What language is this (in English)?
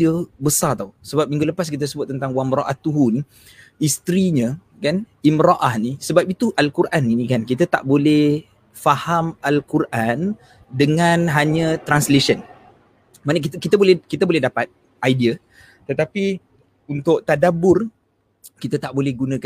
Malay